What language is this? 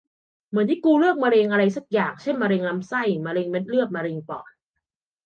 Thai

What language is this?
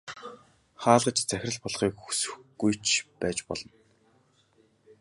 Mongolian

